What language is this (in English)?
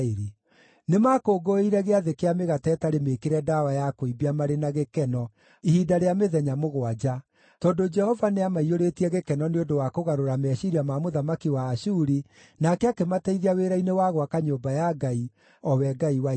Kikuyu